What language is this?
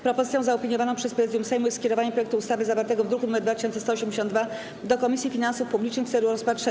Polish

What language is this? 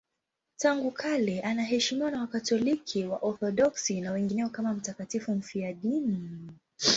Swahili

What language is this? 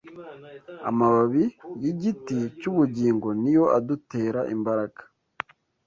Kinyarwanda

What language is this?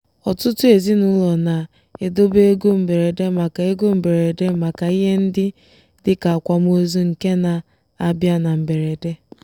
Igbo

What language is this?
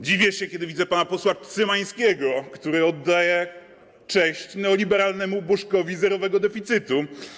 Polish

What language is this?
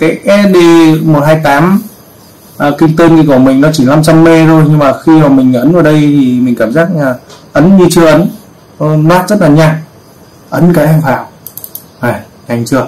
Vietnamese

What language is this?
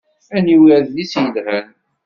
Kabyle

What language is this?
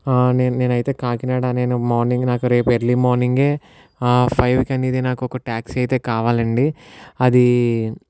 Telugu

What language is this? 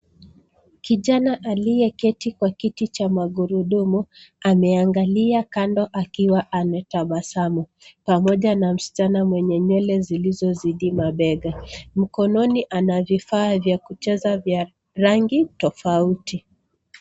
Swahili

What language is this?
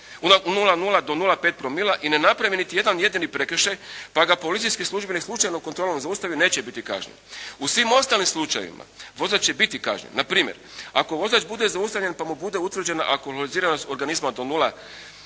Croatian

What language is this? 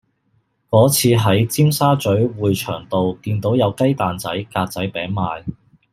Cantonese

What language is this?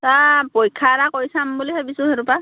Assamese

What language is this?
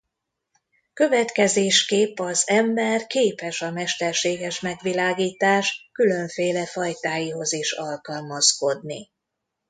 Hungarian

